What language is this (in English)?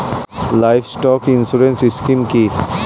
Bangla